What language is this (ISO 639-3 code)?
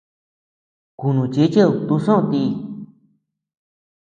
cux